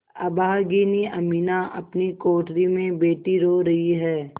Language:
Hindi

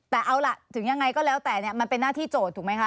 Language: Thai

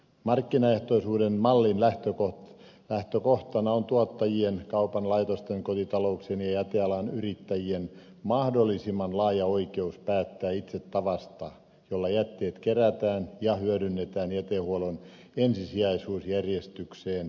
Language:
Finnish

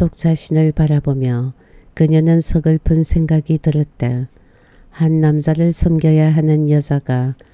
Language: Korean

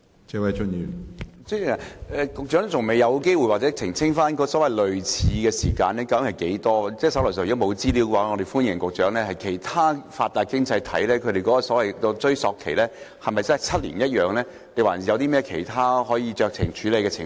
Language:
Cantonese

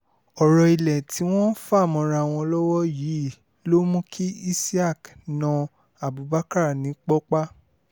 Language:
Yoruba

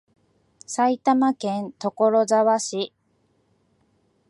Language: Japanese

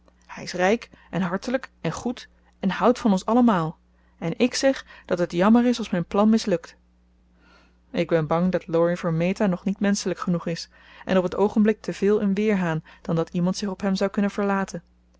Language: Dutch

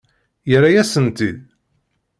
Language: Kabyle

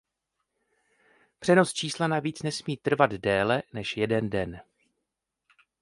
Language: Czech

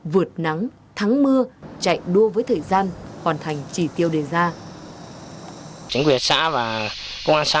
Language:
Vietnamese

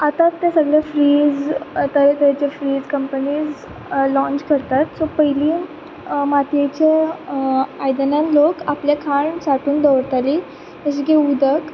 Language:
Konkani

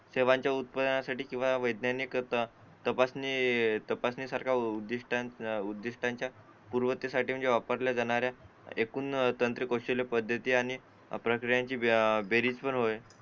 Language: Marathi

